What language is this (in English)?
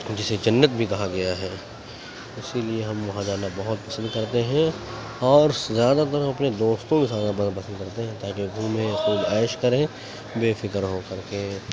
Urdu